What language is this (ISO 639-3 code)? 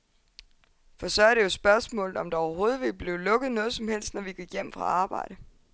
dan